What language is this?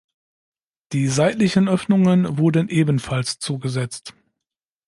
German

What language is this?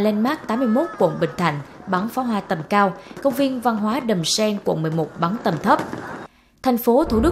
Vietnamese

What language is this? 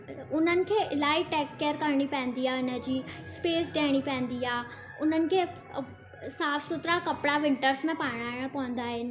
Sindhi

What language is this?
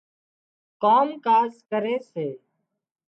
Wadiyara Koli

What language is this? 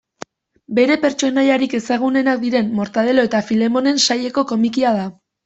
Basque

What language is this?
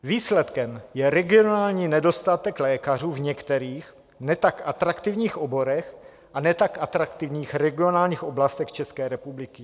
Czech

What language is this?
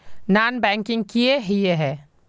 Magahi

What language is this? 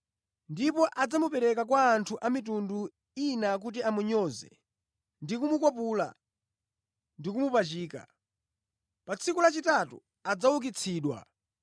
Nyanja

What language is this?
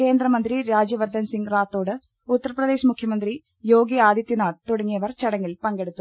Malayalam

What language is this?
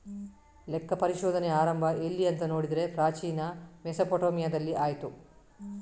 Kannada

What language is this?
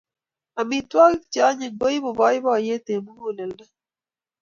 Kalenjin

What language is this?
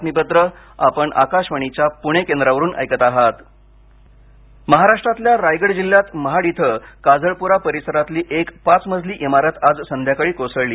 Marathi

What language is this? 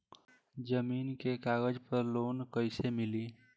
Bhojpuri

